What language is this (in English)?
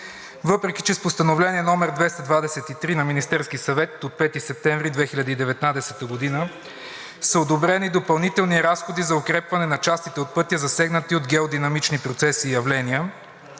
Bulgarian